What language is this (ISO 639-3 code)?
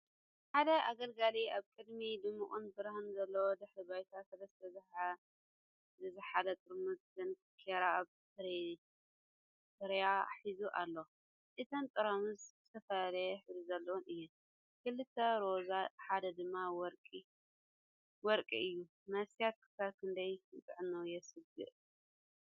tir